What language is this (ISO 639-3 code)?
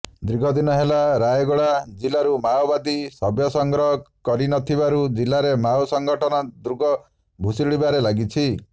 ori